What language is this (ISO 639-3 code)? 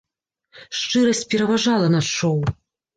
bel